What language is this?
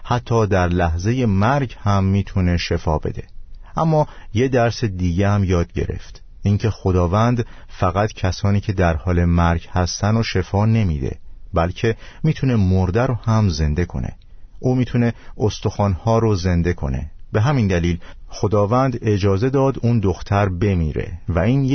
Persian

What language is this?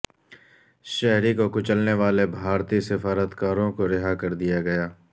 Urdu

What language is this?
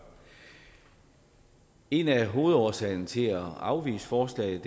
Danish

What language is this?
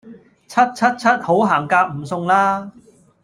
Cantonese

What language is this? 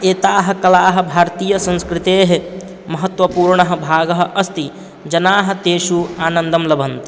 Sanskrit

